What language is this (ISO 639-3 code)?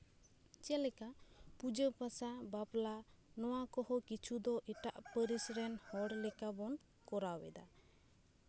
sat